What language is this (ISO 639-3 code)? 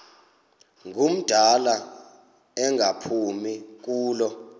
xho